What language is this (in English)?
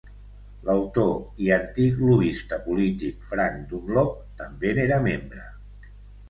Catalan